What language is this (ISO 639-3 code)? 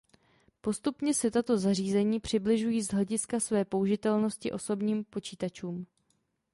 ces